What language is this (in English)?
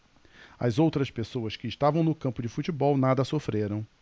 Portuguese